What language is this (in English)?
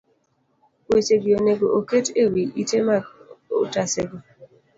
Luo (Kenya and Tanzania)